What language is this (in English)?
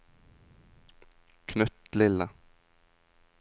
Norwegian